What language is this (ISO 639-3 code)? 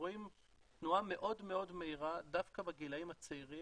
heb